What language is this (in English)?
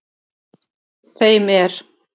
Icelandic